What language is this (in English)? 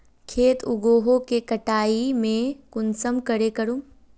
Magahi